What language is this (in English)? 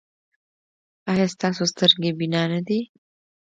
Pashto